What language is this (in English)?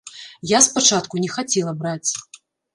Belarusian